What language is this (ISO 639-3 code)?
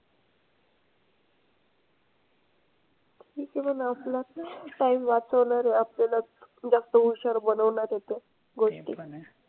mar